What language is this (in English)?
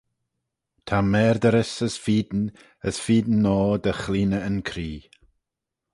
Manx